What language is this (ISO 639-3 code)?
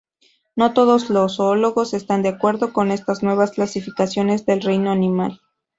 spa